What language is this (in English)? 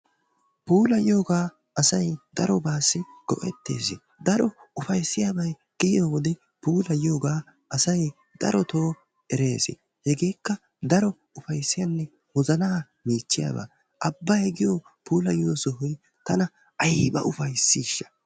Wolaytta